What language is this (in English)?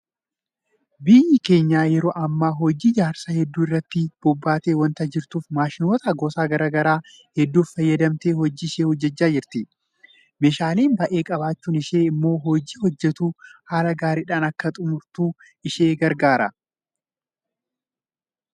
Oromo